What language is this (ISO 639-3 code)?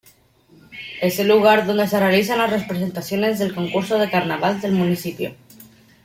spa